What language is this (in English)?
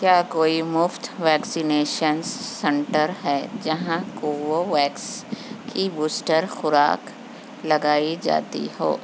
Urdu